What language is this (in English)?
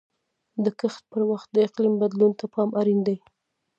Pashto